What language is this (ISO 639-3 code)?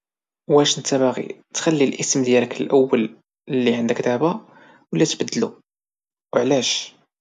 ary